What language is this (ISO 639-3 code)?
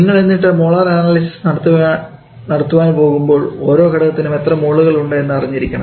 mal